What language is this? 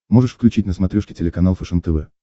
Russian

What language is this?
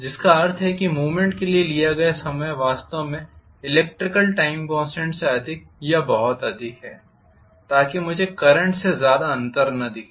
Hindi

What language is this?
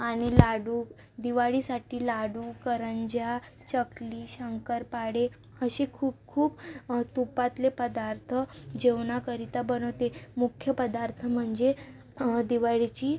Marathi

